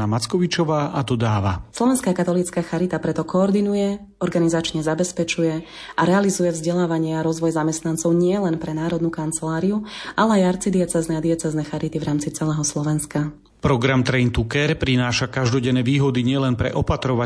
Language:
Slovak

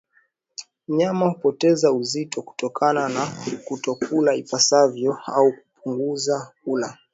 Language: Swahili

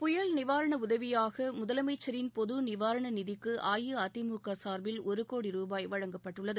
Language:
Tamil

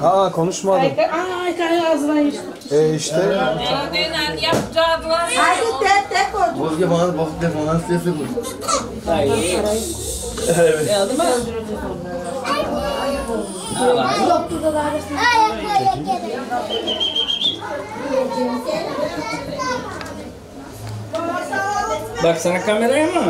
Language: Turkish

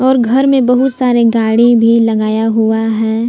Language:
Hindi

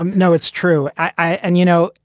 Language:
English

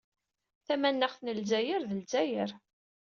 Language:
Kabyle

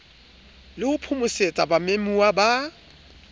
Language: Southern Sotho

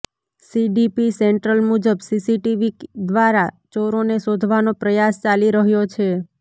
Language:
Gujarati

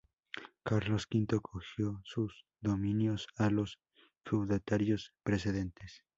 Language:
Spanish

